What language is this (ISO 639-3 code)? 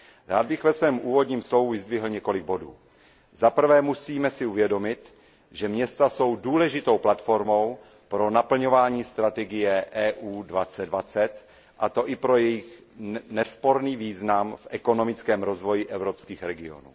ces